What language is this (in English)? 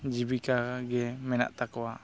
Santali